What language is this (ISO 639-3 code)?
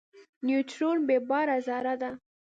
pus